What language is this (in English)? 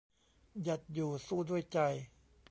Thai